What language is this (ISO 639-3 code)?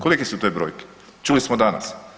hrv